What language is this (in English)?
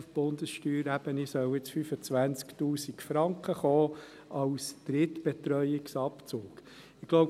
Swiss German